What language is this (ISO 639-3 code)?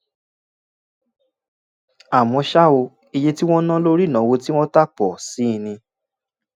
yor